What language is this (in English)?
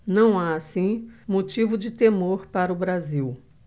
Portuguese